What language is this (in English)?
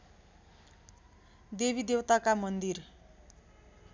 Nepali